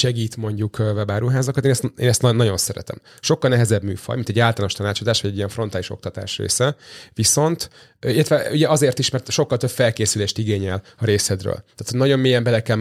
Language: Hungarian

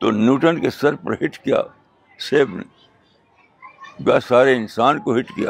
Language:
Urdu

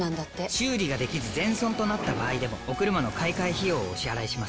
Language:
Japanese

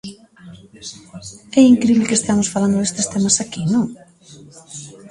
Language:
Galician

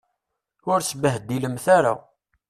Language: Kabyle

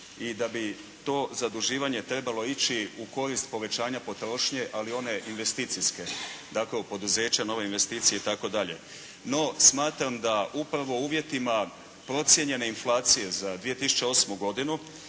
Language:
Croatian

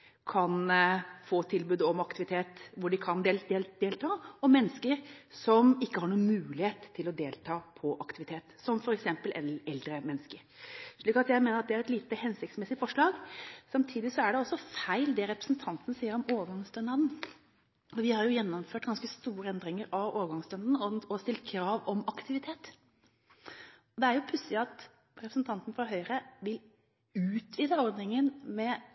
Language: Norwegian Bokmål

